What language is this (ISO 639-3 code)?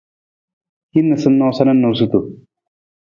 nmz